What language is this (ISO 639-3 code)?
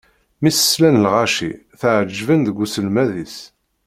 kab